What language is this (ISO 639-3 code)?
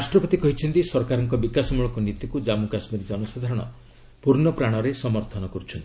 ori